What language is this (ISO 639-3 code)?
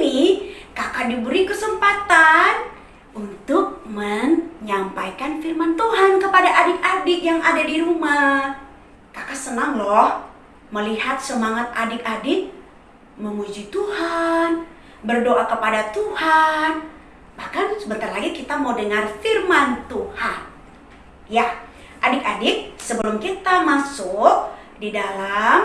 ind